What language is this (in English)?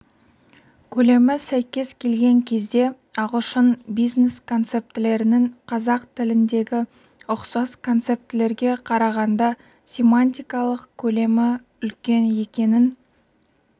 Kazakh